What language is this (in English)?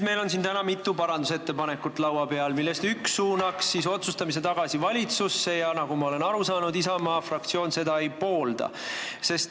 Estonian